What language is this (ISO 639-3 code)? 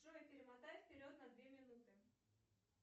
rus